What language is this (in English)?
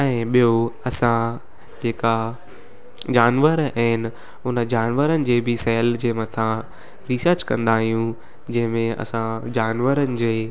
Sindhi